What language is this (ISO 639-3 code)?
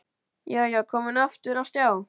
isl